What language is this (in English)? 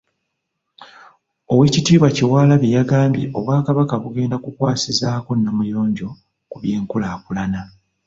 Ganda